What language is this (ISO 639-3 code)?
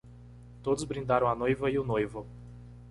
por